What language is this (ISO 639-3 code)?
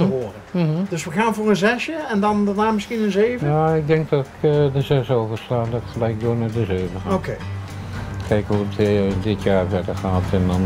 nld